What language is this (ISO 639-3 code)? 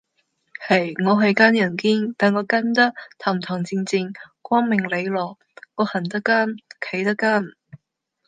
yue